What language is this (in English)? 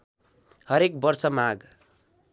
Nepali